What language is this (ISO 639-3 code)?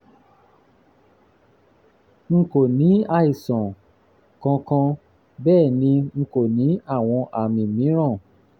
yor